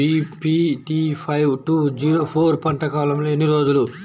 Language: Telugu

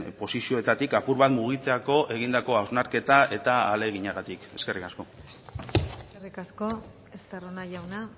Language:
Basque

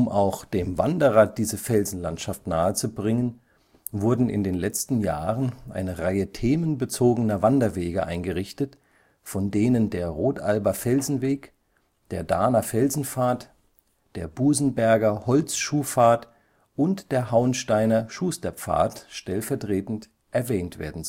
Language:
German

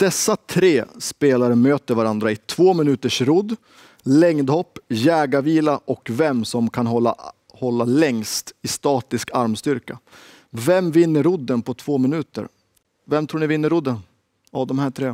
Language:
Swedish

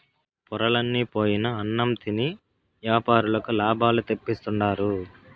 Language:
Telugu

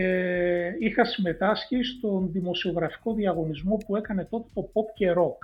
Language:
Greek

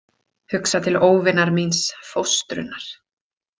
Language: Icelandic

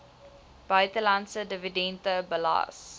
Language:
Afrikaans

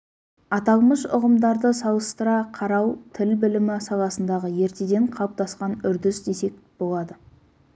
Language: Kazakh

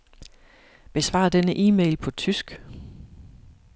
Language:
Danish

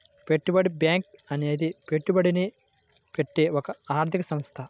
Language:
Telugu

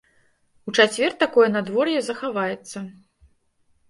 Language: Belarusian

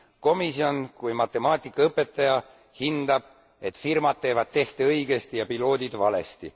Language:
Estonian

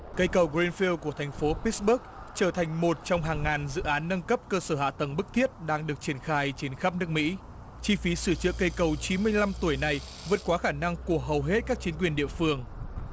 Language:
Vietnamese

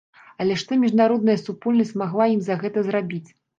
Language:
Belarusian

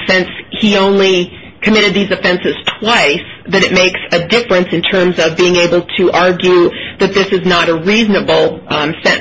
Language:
English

